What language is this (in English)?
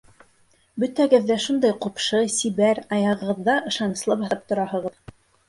Bashkir